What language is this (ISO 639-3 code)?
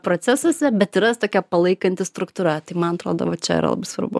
lit